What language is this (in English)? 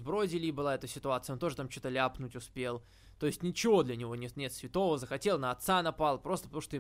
Russian